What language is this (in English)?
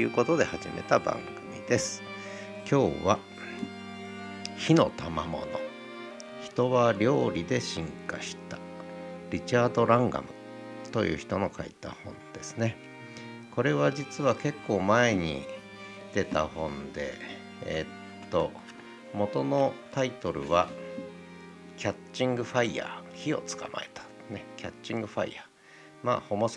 Japanese